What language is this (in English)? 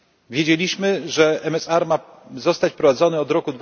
Polish